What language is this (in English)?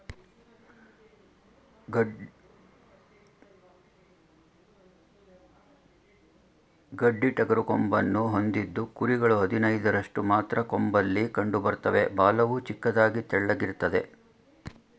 Kannada